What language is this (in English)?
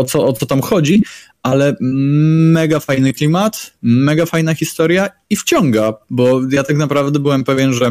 Polish